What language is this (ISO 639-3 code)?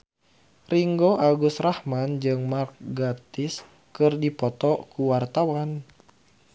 sun